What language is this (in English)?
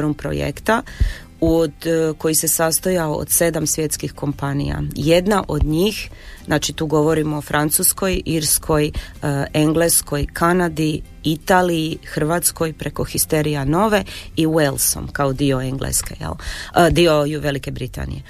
Croatian